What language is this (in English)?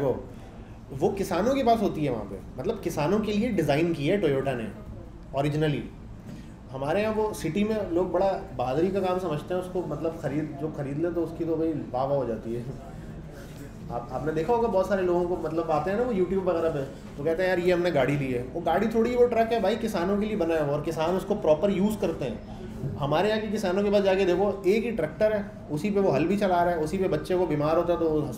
Hindi